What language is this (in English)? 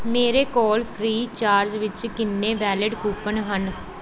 Punjabi